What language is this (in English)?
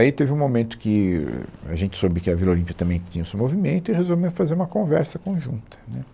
Portuguese